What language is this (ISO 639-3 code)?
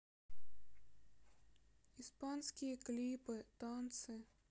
rus